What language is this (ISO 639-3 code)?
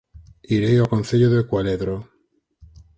glg